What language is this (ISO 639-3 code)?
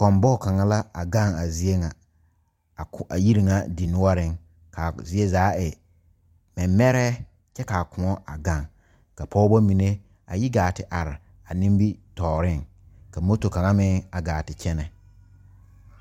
dga